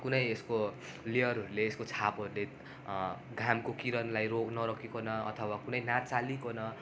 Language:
Nepali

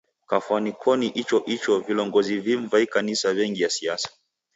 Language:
Taita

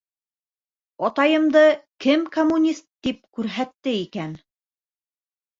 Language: Bashkir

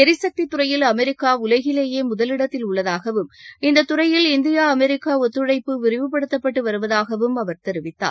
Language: Tamil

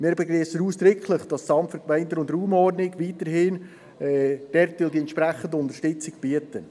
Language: Swiss German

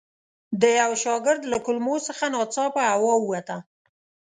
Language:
Pashto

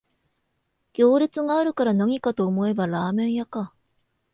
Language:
Japanese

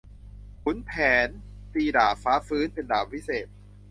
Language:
Thai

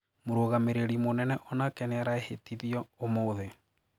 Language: Kikuyu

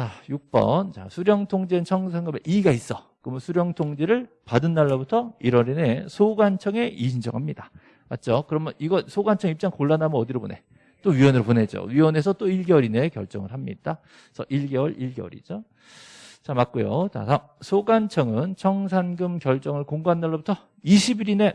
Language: Korean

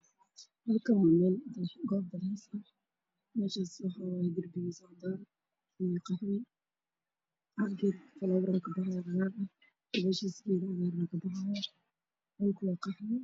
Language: Somali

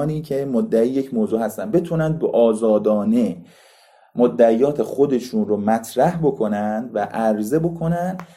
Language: Persian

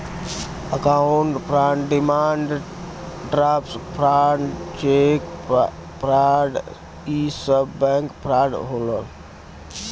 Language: Bhojpuri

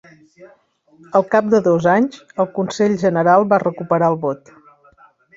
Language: Catalan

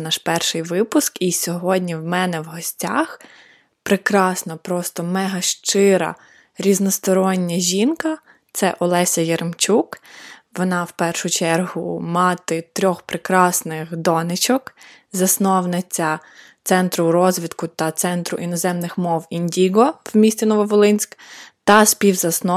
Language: Ukrainian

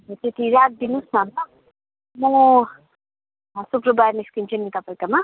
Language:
Nepali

